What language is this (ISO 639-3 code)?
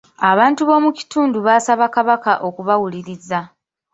lug